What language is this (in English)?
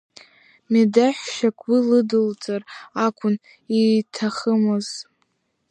Abkhazian